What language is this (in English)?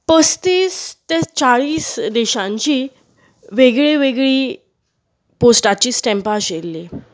Konkani